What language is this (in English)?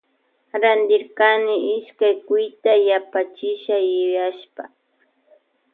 Loja Highland Quichua